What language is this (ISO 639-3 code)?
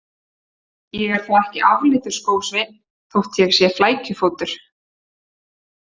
isl